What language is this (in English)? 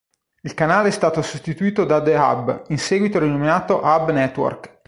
Italian